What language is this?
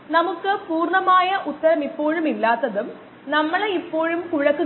Malayalam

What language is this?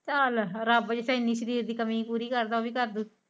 Punjabi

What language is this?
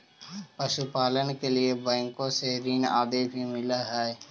Magahi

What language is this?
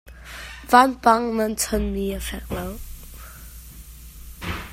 Hakha Chin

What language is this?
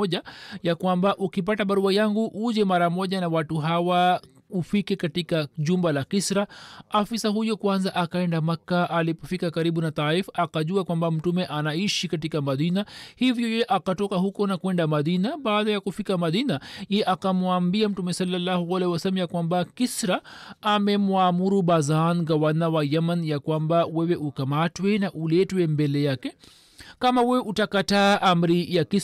Swahili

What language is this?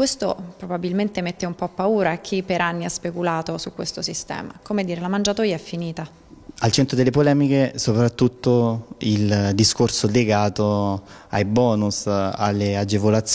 Italian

